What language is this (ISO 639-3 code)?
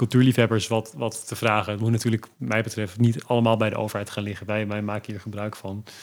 nld